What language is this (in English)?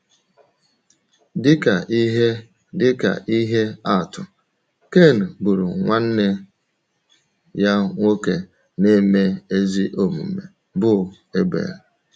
Igbo